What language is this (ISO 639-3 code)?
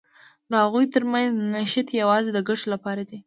pus